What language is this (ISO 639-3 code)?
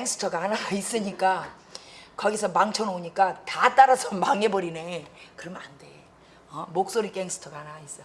kor